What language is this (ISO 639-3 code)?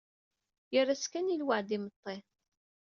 kab